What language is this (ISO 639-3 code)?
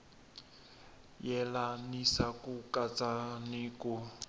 tso